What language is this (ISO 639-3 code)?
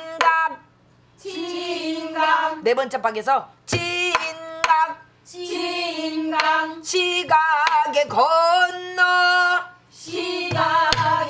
kor